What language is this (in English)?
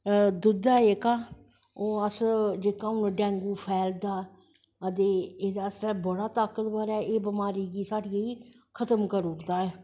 Dogri